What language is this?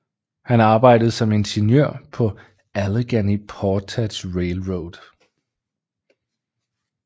Danish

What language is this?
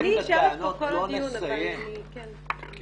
Hebrew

